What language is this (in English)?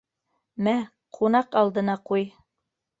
Bashkir